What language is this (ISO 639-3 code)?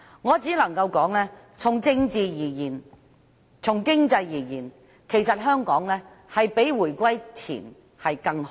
yue